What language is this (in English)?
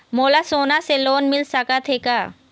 Chhattisgarhi